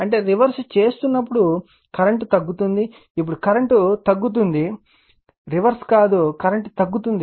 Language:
Telugu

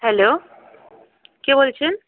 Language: Bangla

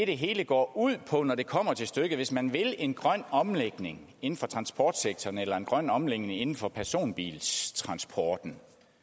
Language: Danish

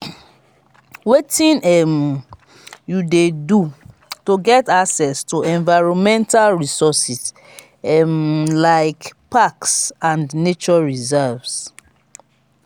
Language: Nigerian Pidgin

